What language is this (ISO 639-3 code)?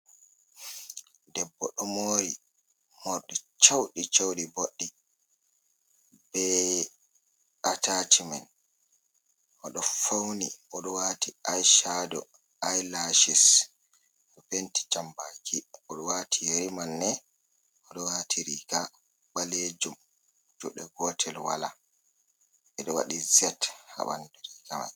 ful